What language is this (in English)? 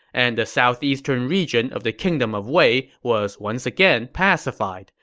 English